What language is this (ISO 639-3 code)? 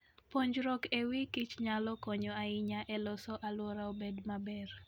luo